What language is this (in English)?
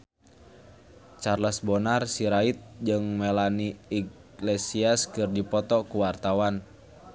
Sundanese